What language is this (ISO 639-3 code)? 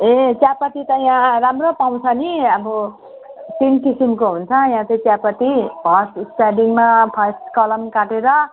nep